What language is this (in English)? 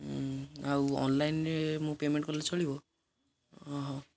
Odia